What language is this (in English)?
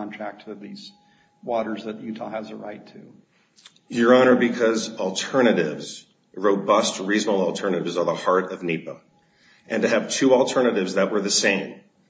English